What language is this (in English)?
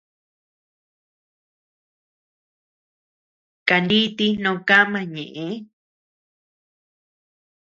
Tepeuxila Cuicatec